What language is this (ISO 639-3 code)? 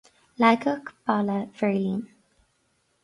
gle